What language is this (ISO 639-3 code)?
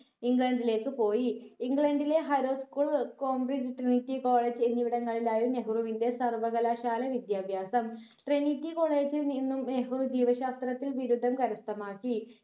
mal